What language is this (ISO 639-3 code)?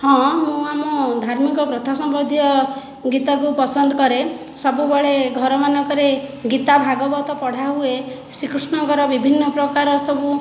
ori